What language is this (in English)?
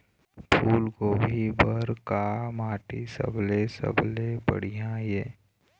Chhattisgarhi